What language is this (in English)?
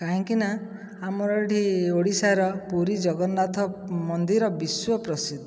Odia